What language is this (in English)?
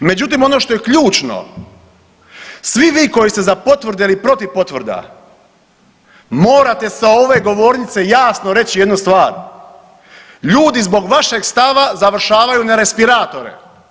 Croatian